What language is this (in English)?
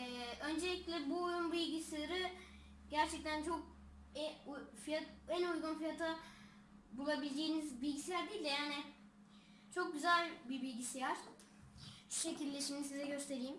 Turkish